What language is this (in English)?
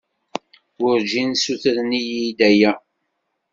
Kabyle